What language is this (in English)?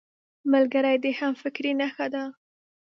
Pashto